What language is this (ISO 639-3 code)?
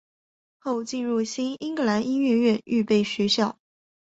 zho